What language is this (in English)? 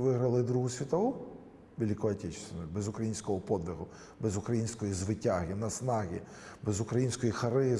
Ukrainian